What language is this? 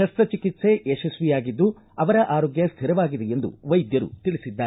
Kannada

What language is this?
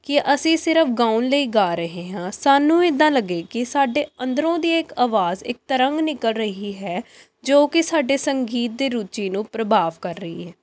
Punjabi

